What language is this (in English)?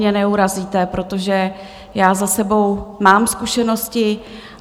Czech